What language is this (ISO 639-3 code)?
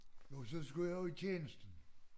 dan